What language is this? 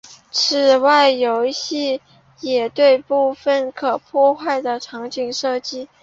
Chinese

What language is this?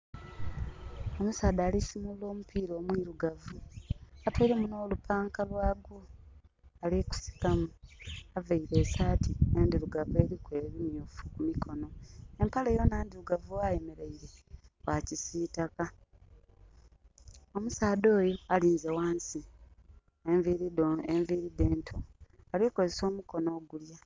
Soga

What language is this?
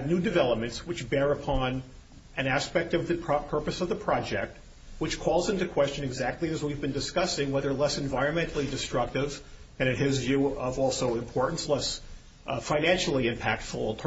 English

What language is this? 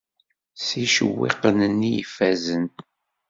Kabyle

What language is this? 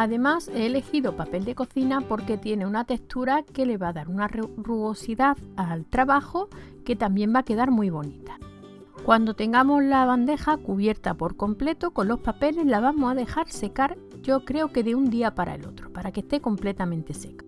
Spanish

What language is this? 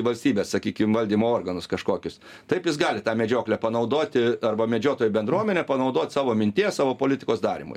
Lithuanian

